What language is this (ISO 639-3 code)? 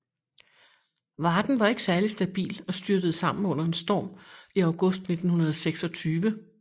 dan